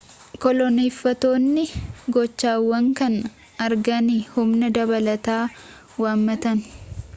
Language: Oromo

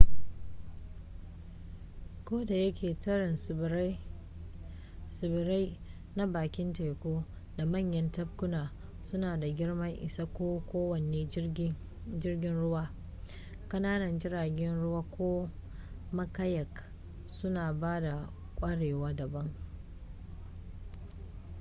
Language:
Hausa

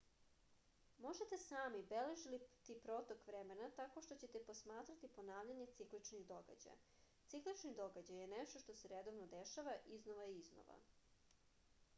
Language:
Serbian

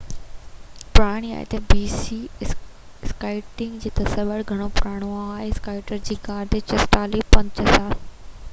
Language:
Sindhi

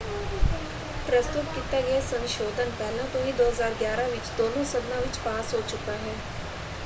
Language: Punjabi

